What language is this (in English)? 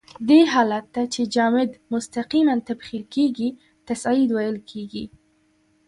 Pashto